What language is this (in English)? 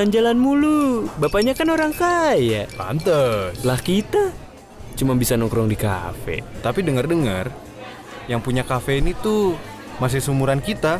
Indonesian